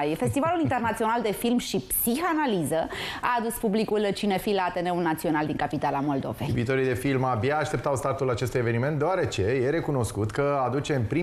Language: Romanian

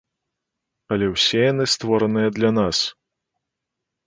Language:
Belarusian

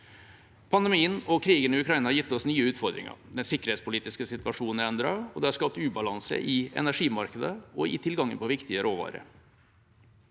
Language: Norwegian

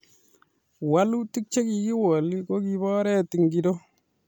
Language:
Kalenjin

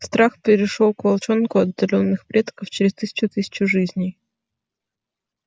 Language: Russian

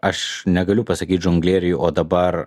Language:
Lithuanian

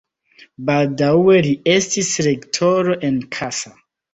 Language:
Esperanto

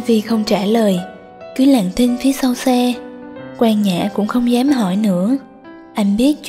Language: Vietnamese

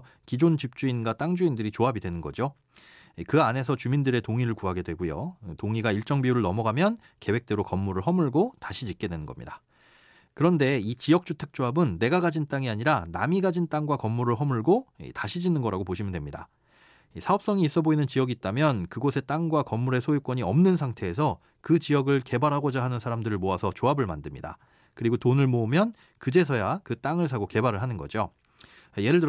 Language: Korean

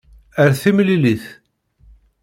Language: Kabyle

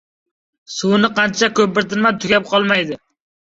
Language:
Uzbek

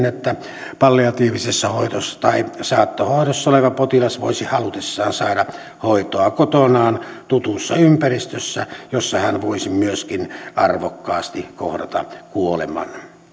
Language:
Finnish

